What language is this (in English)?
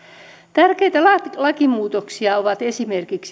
Finnish